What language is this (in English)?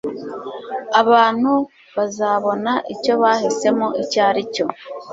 Kinyarwanda